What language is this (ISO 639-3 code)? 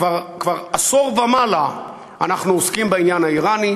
heb